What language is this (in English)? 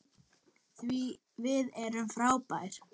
Icelandic